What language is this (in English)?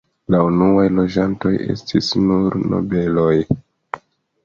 Esperanto